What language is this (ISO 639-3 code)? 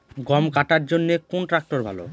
ben